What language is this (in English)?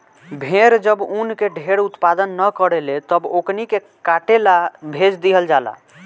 Bhojpuri